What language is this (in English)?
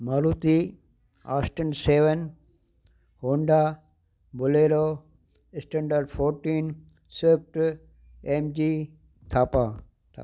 Sindhi